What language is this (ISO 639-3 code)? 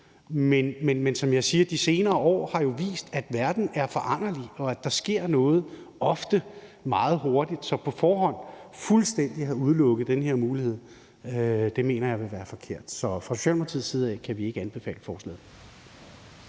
dan